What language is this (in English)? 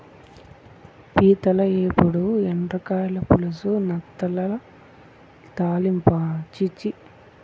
Telugu